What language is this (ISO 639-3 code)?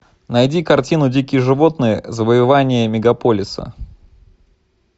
rus